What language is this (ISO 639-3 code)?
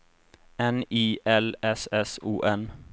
swe